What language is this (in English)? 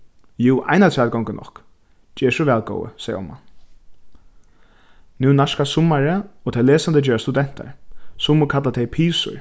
Faroese